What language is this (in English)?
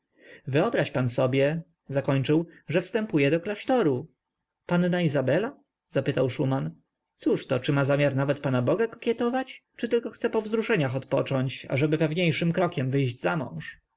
Polish